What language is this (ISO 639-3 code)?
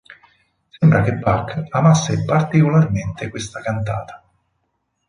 ita